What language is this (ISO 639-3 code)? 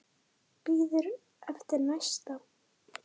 isl